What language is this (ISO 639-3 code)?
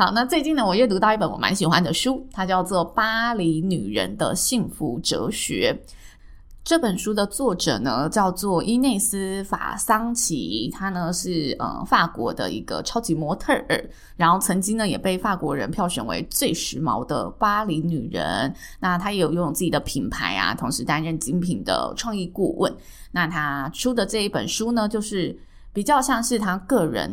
zho